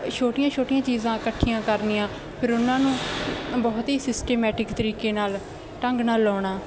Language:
Punjabi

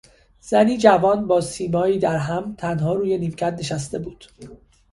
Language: Persian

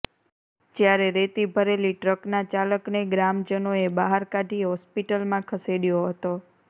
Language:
Gujarati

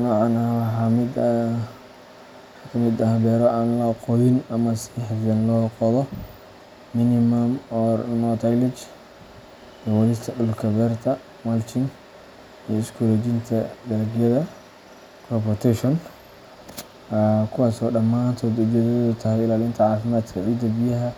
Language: Somali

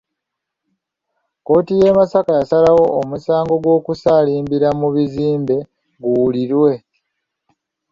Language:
Ganda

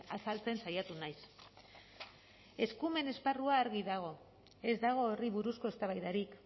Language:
Basque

